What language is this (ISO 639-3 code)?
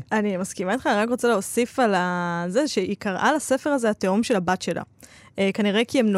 heb